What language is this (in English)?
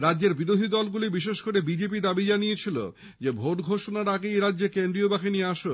Bangla